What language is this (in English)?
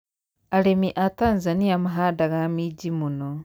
Kikuyu